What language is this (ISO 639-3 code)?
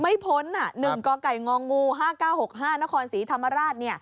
tha